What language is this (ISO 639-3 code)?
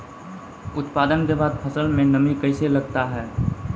mai